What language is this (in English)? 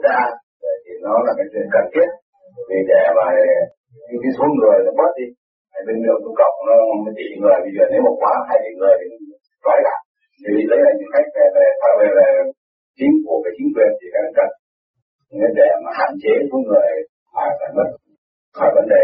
Vietnamese